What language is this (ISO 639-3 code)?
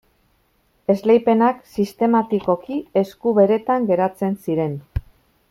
eus